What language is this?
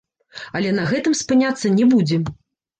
Belarusian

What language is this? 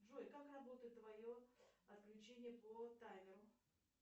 Russian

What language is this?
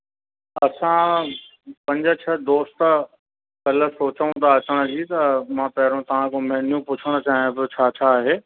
Sindhi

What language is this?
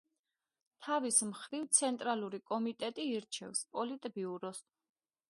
Georgian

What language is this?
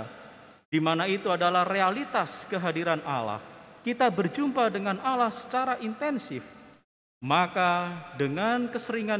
Indonesian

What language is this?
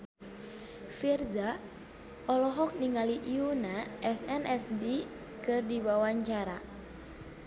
Sundanese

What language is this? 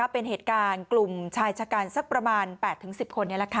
Thai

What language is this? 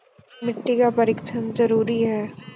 Maithili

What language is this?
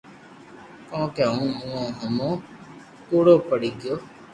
Loarki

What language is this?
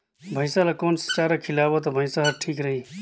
Chhattisgarhi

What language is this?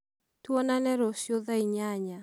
Kikuyu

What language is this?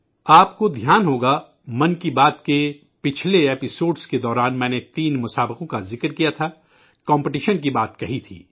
Urdu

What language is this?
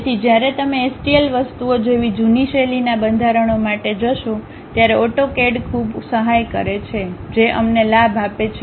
Gujarati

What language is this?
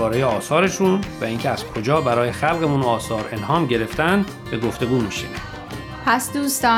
Persian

